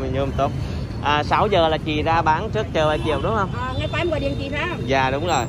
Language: Vietnamese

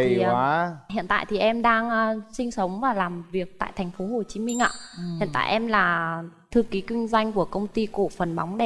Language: Vietnamese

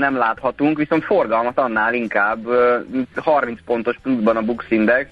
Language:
Hungarian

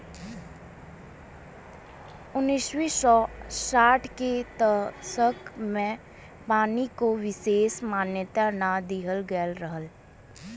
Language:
Bhojpuri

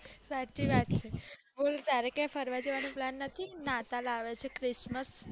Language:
Gujarati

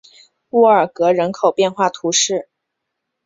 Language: Chinese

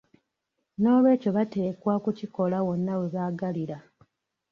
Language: Ganda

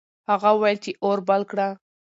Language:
Pashto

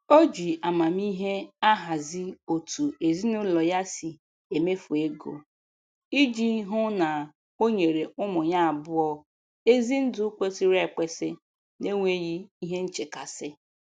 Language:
Igbo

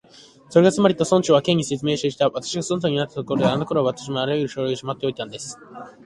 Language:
Japanese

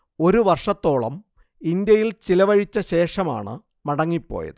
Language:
Malayalam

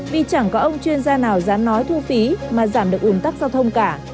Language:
Vietnamese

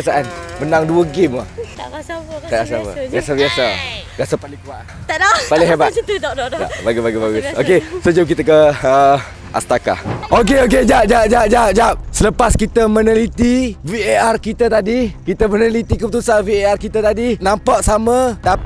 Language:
Malay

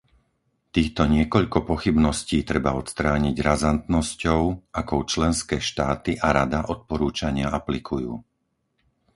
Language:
Slovak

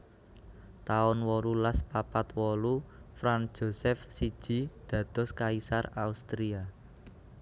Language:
Javanese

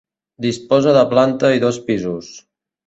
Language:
Catalan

